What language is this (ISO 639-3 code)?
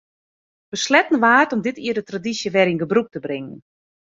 fry